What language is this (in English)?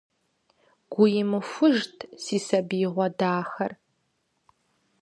Kabardian